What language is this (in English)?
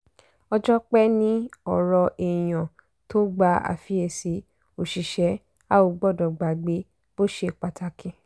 Yoruba